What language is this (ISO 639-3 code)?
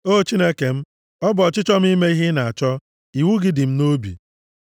ibo